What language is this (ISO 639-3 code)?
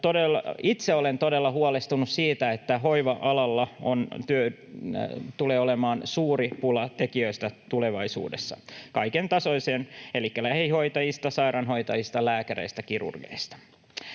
fin